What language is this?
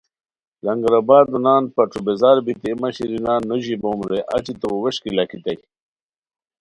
Khowar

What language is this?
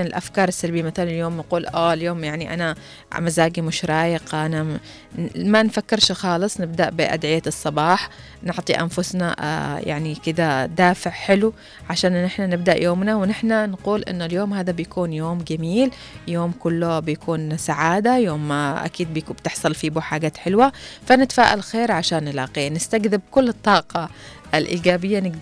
Arabic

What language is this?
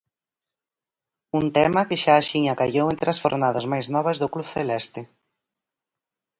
Galician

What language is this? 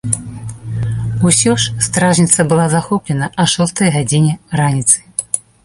Belarusian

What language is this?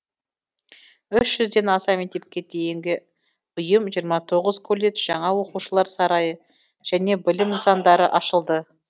Kazakh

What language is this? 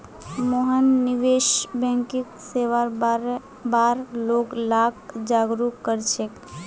Magahi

